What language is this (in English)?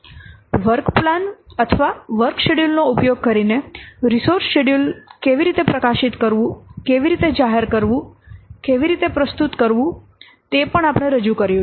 Gujarati